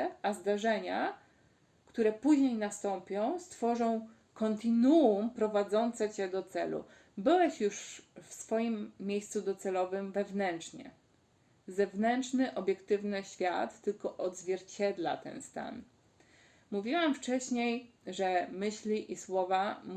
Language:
Polish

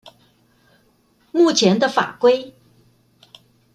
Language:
Chinese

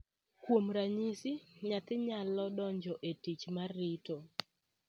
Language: Luo (Kenya and Tanzania)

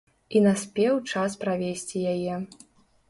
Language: Belarusian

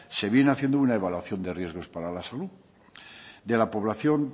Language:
Spanish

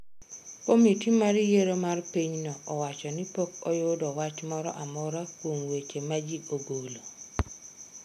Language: Luo (Kenya and Tanzania)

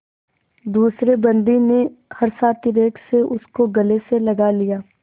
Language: Hindi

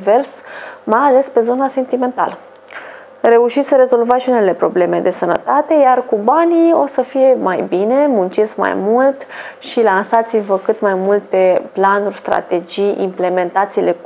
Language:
Romanian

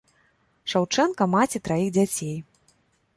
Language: Belarusian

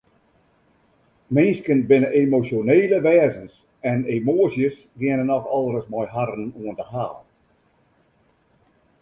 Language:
Western Frisian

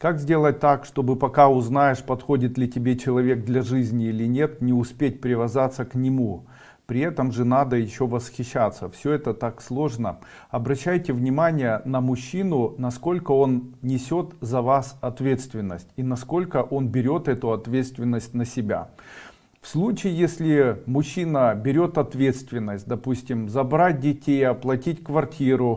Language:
Russian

